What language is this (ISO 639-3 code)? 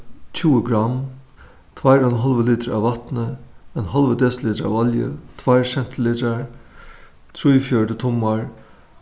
fao